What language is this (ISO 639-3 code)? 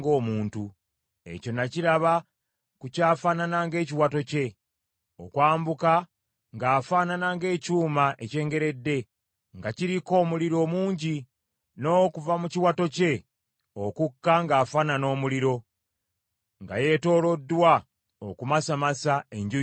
lug